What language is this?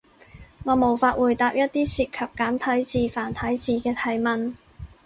Cantonese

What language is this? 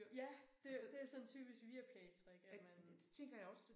Danish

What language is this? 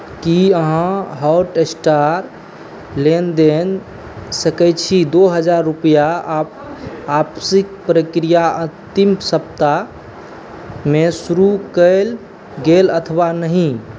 Maithili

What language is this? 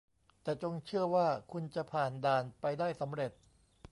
Thai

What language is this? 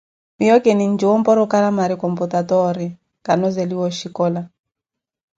Koti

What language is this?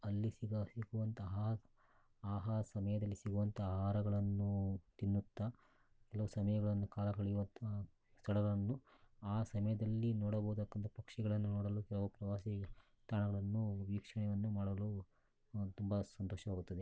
Kannada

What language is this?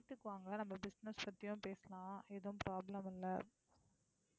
Tamil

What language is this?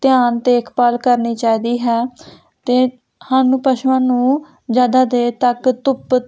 Punjabi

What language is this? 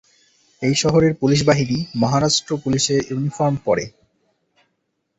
Bangla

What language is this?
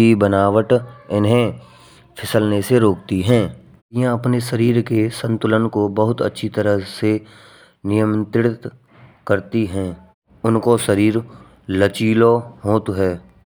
Braj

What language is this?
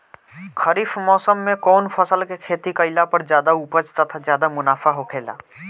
Bhojpuri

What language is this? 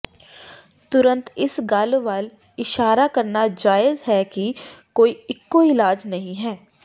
Punjabi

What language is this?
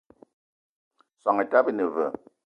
Eton (Cameroon)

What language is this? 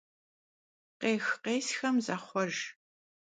Kabardian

